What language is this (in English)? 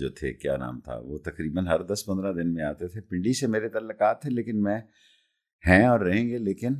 Urdu